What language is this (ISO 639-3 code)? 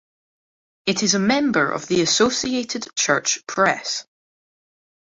eng